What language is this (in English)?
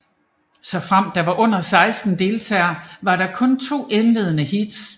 Danish